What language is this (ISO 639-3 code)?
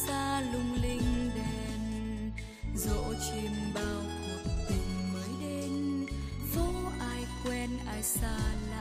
vie